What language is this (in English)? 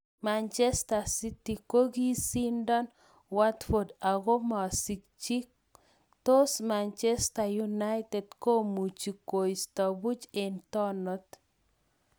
Kalenjin